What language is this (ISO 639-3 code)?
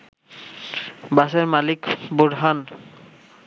ben